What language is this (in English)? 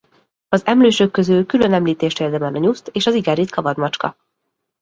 Hungarian